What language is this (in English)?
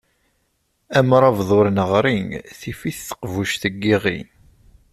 Kabyle